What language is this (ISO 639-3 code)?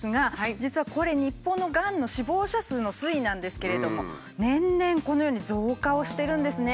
jpn